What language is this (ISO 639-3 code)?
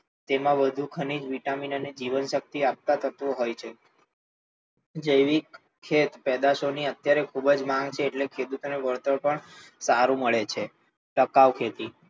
guj